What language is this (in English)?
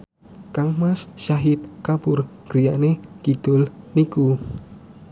Javanese